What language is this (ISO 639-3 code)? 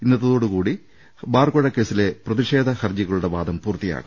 mal